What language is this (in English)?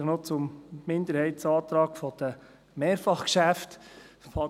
Swiss German